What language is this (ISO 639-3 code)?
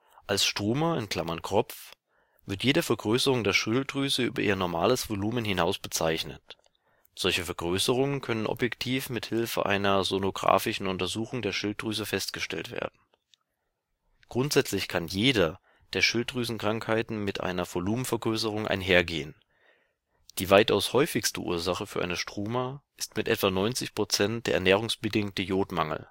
deu